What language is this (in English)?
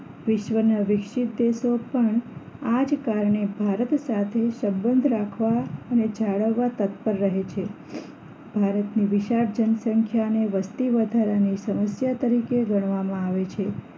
Gujarati